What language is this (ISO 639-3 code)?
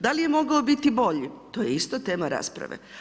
hrv